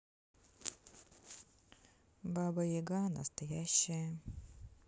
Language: Russian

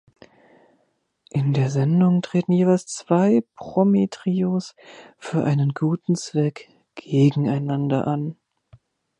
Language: German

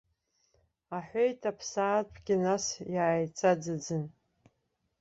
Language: Abkhazian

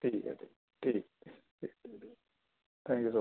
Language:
Urdu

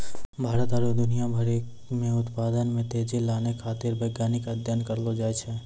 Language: Maithili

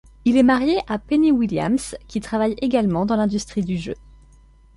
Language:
French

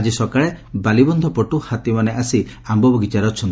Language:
Odia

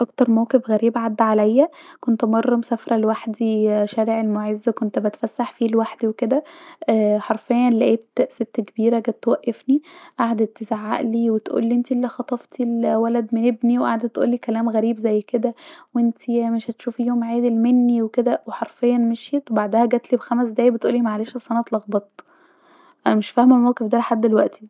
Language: Egyptian Arabic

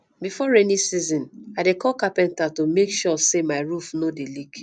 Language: Nigerian Pidgin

